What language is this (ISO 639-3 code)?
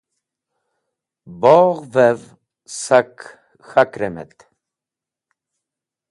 wbl